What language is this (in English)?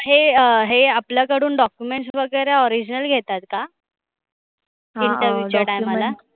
Marathi